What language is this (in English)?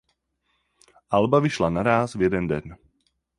Czech